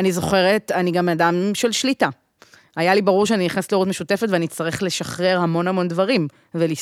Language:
Hebrew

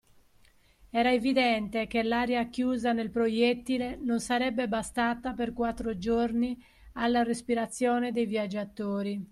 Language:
Italian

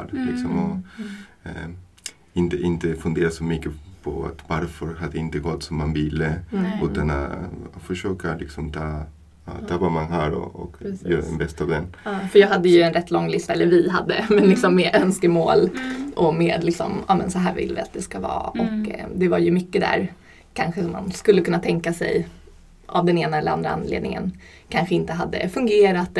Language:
Swedish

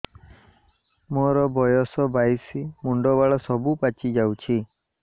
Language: Odia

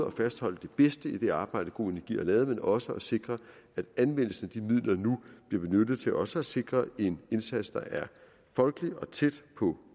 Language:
Danish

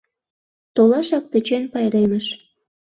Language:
Mari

